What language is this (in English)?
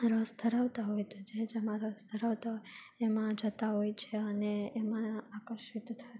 Gujarati